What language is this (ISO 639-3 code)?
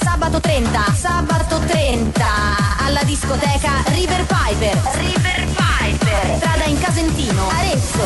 pol